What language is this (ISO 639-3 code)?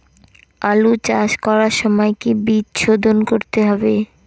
ben